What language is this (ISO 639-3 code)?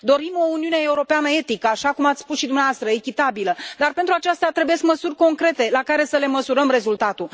ron